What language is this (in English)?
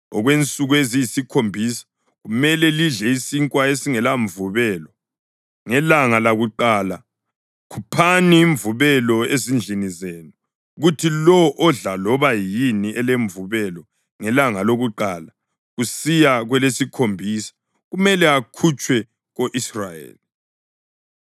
North Ndebele